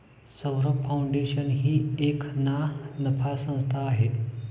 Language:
Marathi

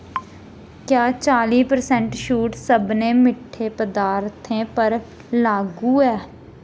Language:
Dogri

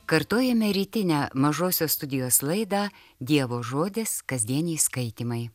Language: Lithuanian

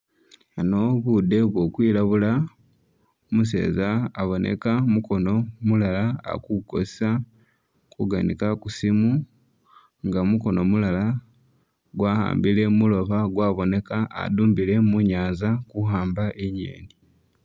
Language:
Masaaba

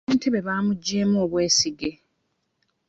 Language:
Ganda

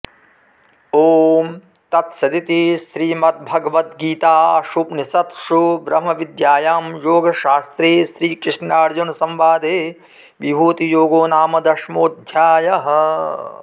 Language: Sanskrit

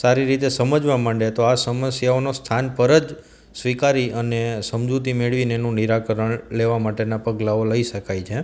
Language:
Gujarati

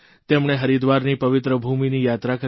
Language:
Gujarati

